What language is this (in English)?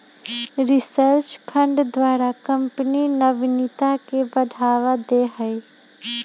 Magahi